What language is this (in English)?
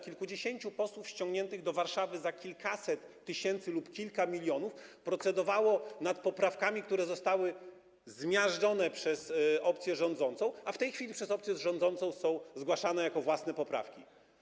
Polish